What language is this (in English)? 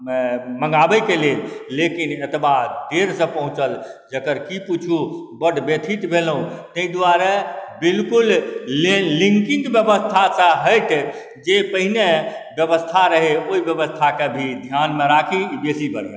Maithili